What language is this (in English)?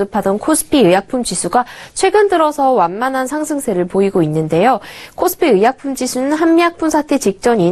Korean